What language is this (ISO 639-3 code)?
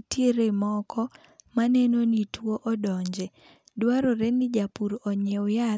luo